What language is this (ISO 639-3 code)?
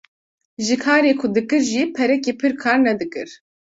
kur